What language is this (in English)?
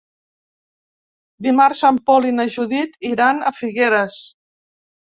Catalan